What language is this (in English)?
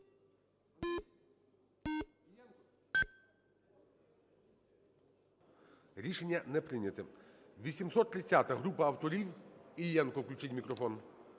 Ukrainian